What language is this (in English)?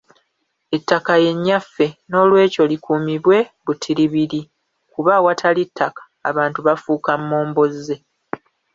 Ganda